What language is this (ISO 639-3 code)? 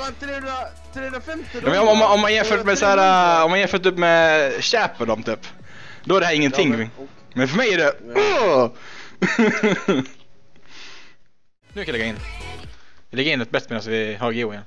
swe